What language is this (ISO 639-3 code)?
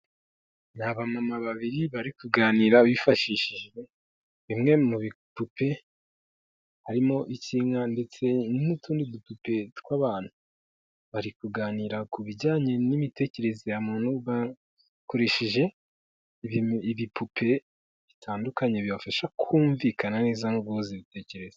kin